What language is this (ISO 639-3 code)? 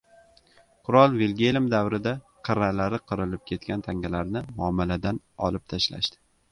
uzb